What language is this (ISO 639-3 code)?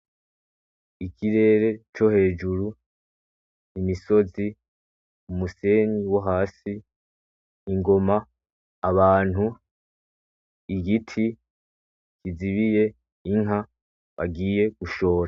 run